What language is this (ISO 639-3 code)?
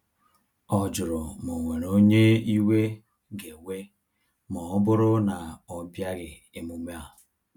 ibo